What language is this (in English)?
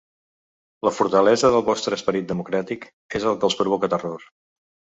Catalan